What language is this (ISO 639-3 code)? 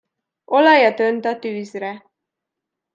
hun